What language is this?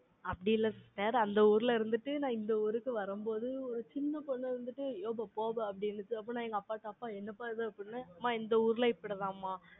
Tamil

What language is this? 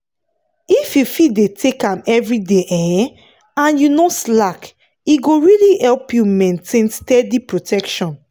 Nigerian Pidgin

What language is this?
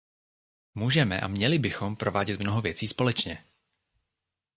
Czech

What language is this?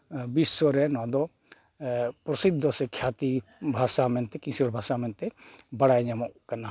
Santali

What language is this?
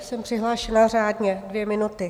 Czech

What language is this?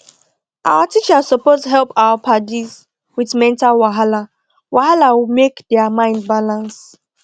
Nigerian Pidgin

